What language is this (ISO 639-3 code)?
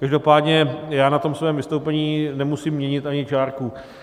ces